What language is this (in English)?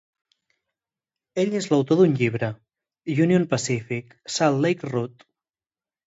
Catalan